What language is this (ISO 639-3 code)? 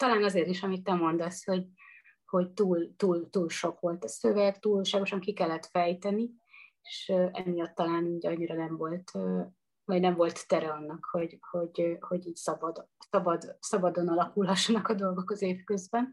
hun